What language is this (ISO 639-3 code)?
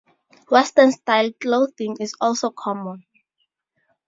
eng